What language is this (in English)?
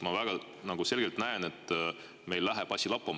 Estonian